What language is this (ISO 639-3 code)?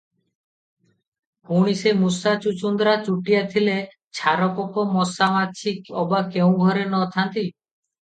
ori